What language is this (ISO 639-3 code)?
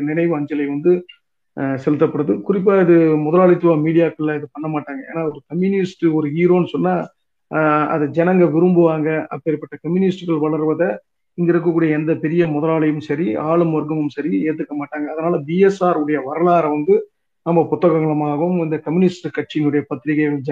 tam